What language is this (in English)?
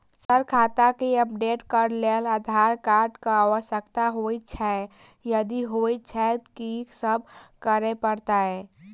Maithili